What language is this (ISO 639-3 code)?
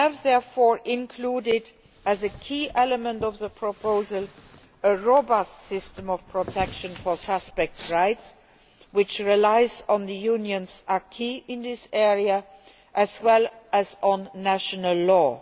eng